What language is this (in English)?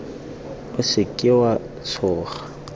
Tswana